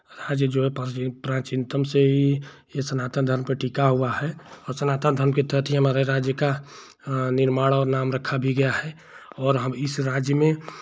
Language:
Hindi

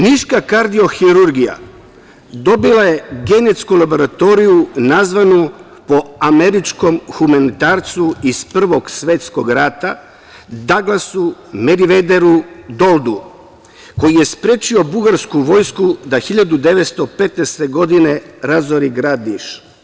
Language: Serbian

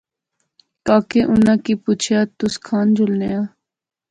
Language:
Pahari-Potwari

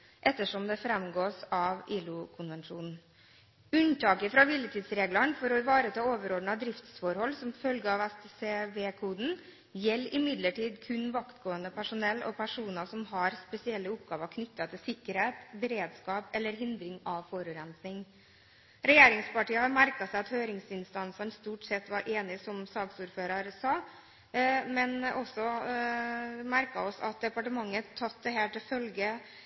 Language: Norwegian Bokmål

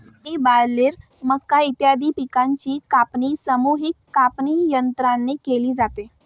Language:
Marathi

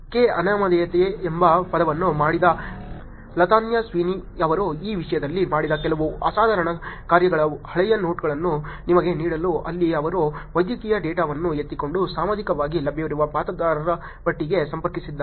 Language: Kannada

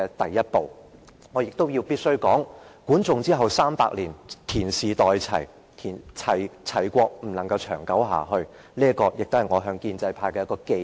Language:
Cantonese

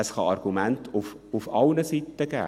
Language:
Swiss German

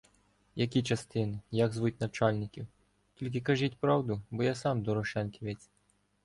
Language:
Ukrainian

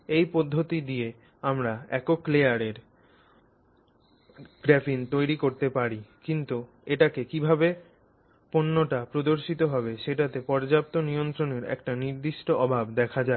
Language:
Bangla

